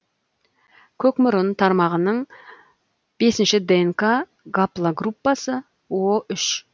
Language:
Kazakh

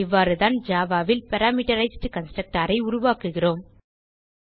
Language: Tamil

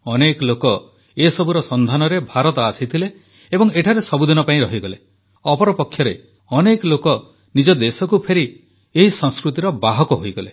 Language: Odia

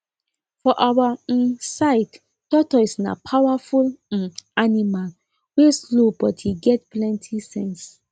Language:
Nigerian Pidgin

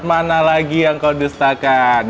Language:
Indonesian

